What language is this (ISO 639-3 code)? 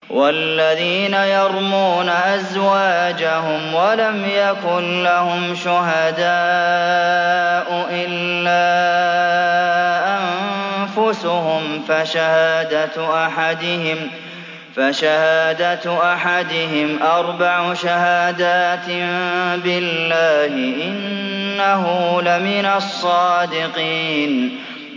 ara